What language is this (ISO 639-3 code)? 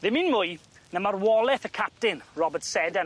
cym